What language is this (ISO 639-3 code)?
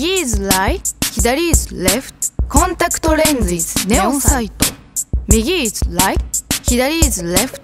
jpn